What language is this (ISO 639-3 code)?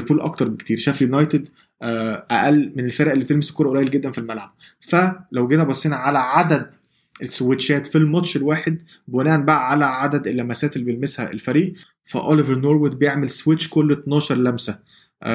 ara